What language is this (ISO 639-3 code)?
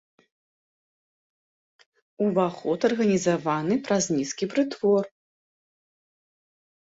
bel